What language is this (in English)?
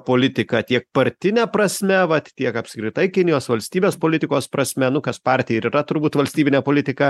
Lithuanian